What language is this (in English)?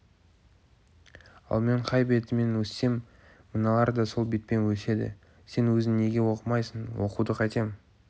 Kazakh